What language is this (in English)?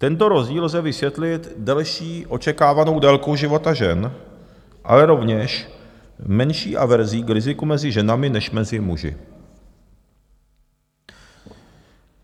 Czech